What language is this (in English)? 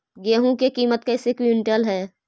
Magahi